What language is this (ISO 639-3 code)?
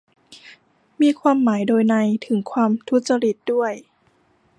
tha